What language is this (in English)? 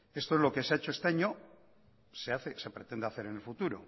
Spanish